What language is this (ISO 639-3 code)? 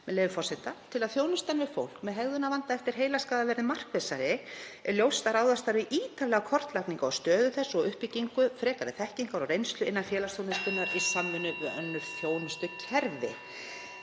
isl